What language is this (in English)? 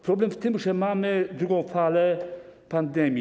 Polish